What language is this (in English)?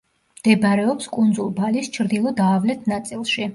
Georgian